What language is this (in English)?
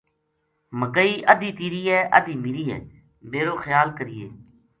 Gujari